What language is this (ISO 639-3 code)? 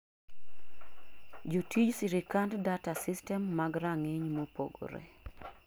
luo